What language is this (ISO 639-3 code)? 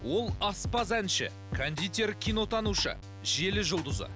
kaz